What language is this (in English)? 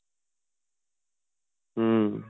Punjabi